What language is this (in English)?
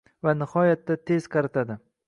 Uzbek